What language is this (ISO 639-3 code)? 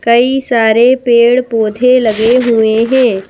hin